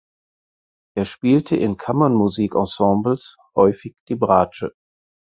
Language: German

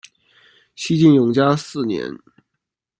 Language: Chinese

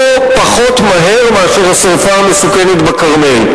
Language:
Hebrew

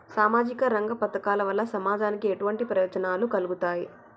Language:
Telugu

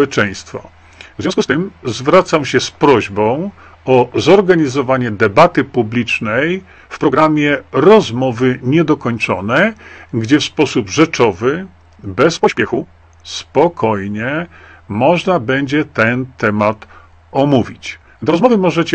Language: Polish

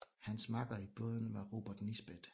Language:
Danish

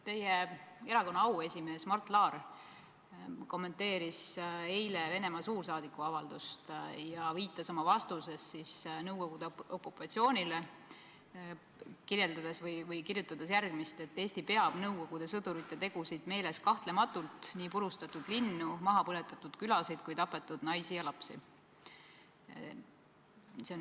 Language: Estonian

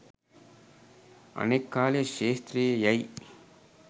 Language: Sinhala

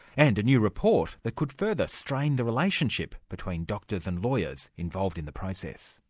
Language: English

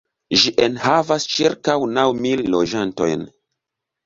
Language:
Esperanto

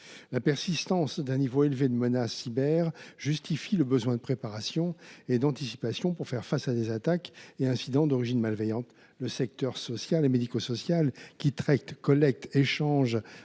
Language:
French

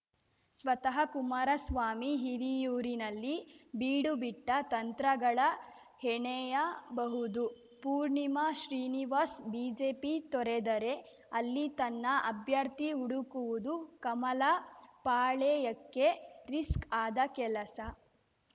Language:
Kannada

